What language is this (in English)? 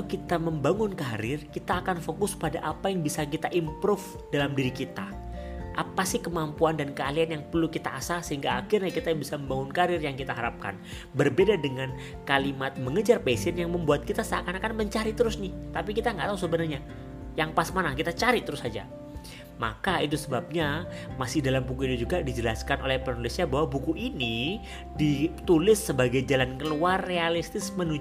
Indonesian